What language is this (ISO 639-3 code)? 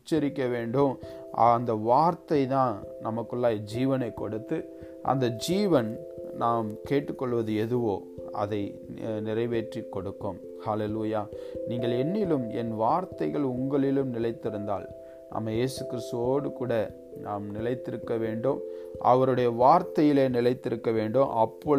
tam